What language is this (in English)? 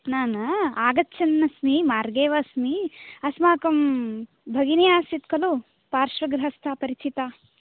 Sanskrit